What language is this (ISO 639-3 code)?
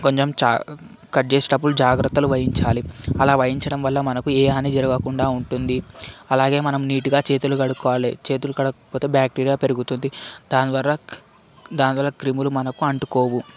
tel